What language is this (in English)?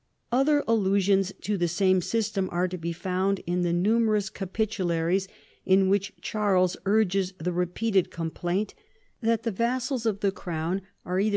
English